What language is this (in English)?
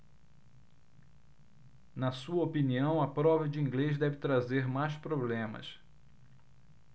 Portuguese